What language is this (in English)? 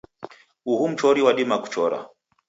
Taita